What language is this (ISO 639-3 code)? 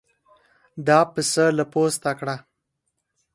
pus